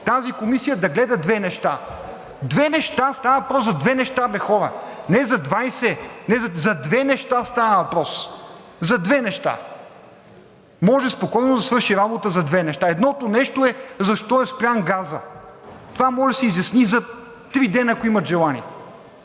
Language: Bulgarian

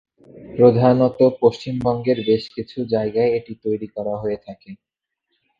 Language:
Bangla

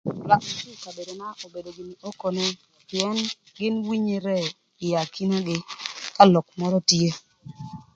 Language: Thur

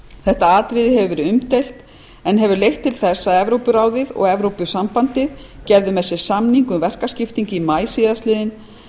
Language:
Icelandic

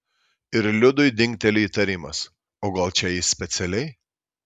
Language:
Lithuanian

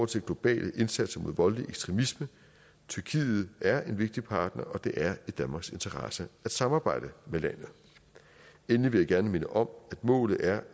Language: Danish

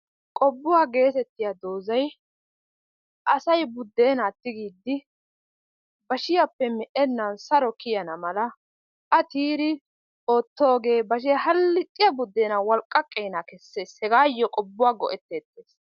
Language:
Wolaytta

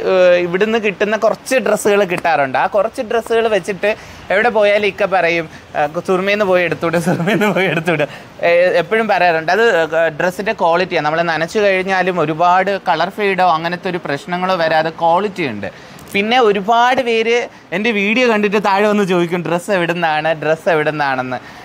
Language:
Malayalam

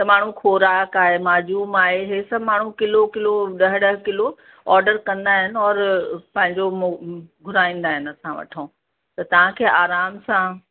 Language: Sindhi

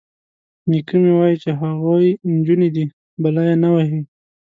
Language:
Pashto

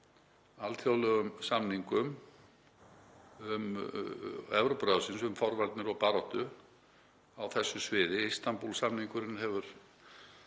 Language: Icelandic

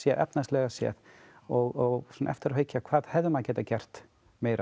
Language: Icelandic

